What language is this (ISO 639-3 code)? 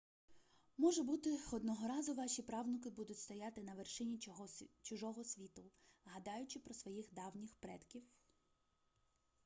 ukr